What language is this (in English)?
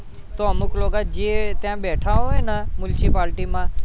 Gujarati